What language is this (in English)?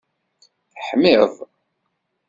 Kabyle